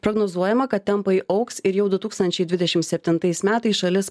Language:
Lithuanian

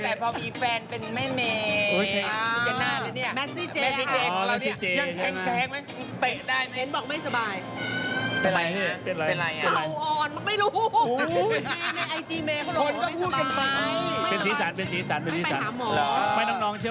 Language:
Thai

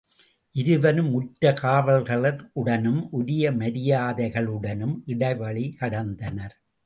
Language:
Tamil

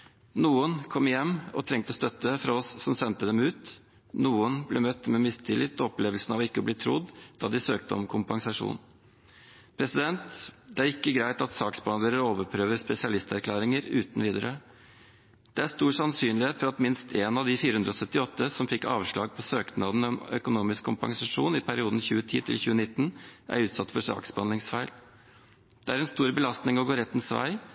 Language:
Norwegian Bokmål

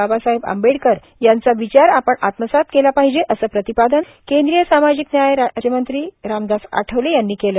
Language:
Marathi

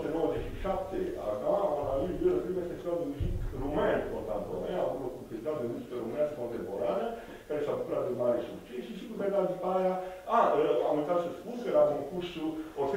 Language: Romanian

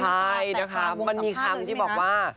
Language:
Thai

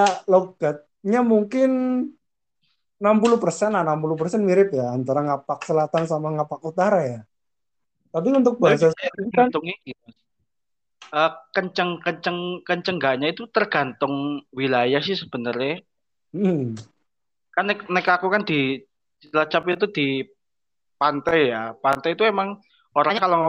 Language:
Indonesian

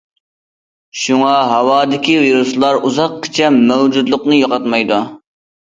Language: Uyghur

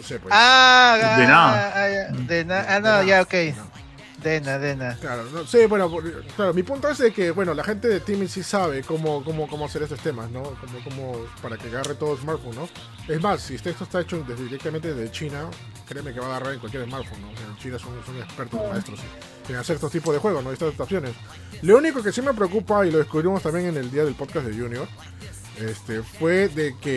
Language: Spanish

